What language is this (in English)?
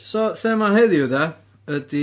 Welsh